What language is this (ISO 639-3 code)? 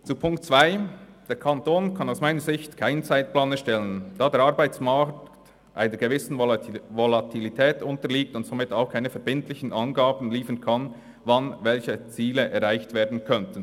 gsw